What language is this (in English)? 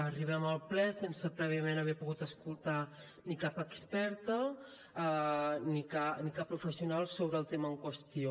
Catalan